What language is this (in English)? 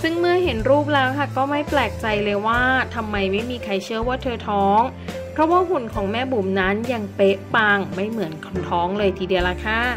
Thai